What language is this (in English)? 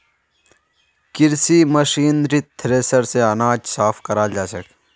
Magahi